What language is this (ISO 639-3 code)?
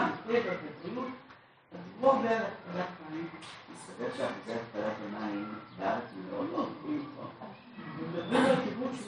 heb